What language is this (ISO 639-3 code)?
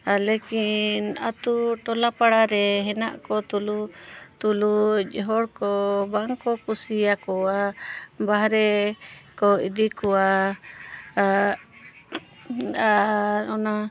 sat